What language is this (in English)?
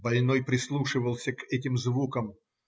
Russian